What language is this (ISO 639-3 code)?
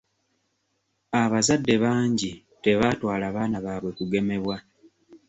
lug